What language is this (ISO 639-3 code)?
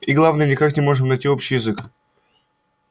rus